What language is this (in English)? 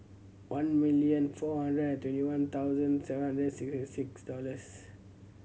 English